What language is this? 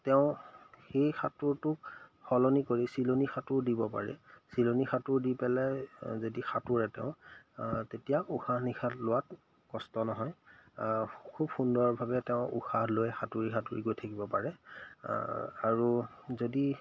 Assamese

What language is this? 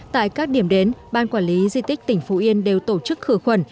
Vietnamese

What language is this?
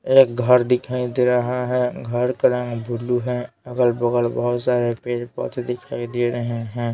Hindi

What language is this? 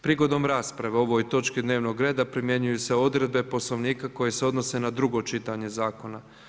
Croatian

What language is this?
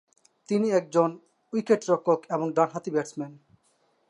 Bangla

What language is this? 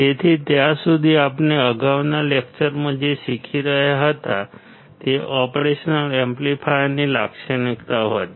Gujarati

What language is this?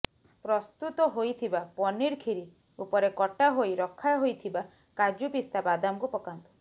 Odia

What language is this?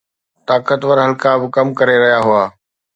Sindhi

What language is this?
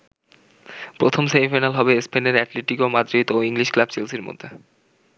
Bangla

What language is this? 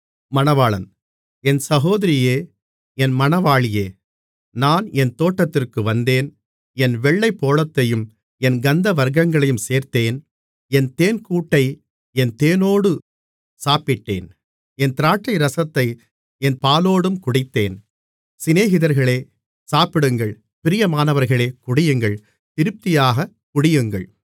Tamil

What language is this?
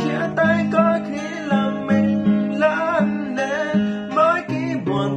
Vietnamese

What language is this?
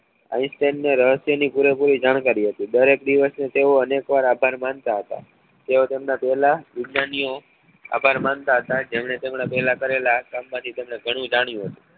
Gujarati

